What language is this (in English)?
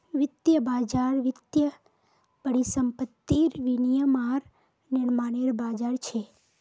Magahi